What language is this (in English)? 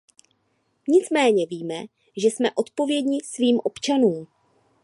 Czech